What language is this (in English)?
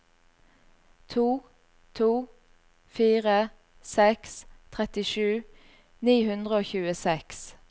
Norwegian